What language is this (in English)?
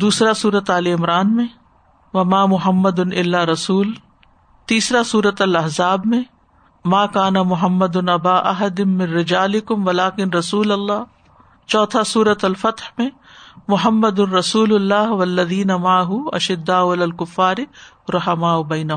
Urdu